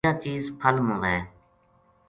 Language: Gujari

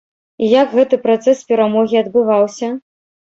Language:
Belarusian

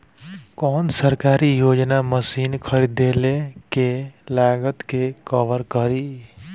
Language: Bhojpuri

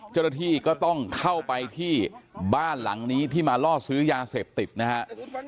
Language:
Thai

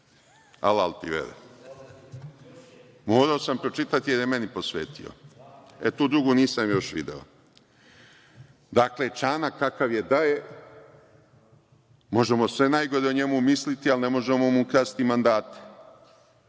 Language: Serbian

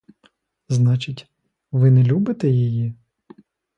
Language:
Ukrainian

